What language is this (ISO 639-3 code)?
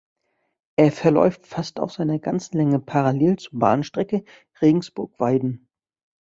deu